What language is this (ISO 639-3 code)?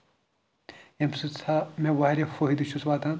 kas